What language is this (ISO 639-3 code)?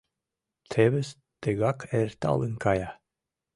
chm